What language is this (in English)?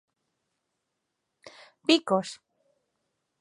Galician